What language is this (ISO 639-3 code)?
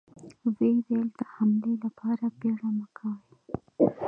pus